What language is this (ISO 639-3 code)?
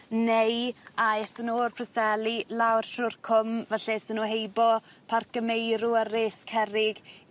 cym